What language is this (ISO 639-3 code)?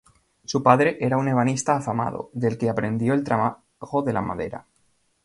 spa